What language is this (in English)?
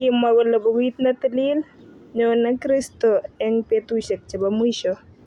Kalenjin